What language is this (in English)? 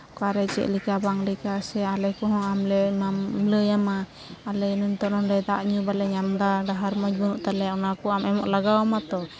Santali